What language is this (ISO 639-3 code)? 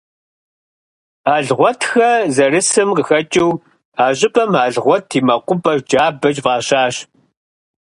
kbd